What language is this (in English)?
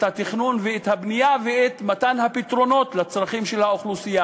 Hebrew